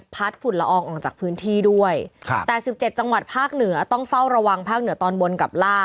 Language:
Thai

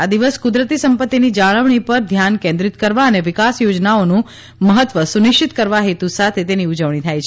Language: Gujarati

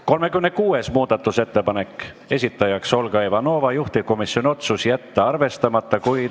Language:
Estonian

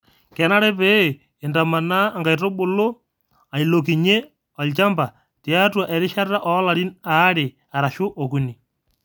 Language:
Masai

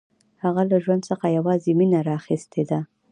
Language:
Pashto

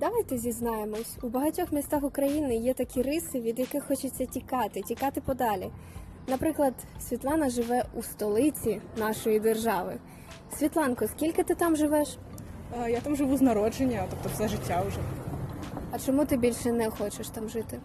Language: Ukrainian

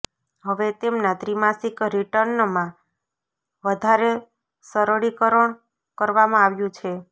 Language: Gujarati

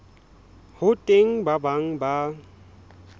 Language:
Southern Sotho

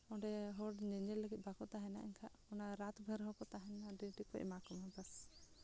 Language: Santali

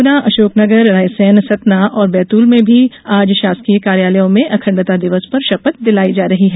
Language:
Hindi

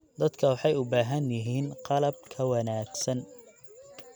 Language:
Somali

